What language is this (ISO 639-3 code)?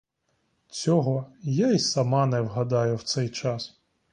ukr